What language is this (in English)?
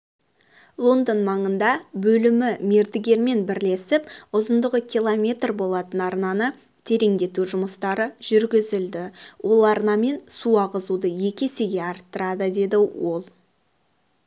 Kazakh